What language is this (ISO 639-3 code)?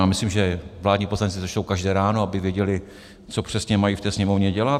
ces